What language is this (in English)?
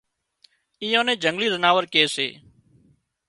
Wadiyara Koli